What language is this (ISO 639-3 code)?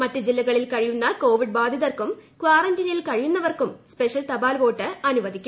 mal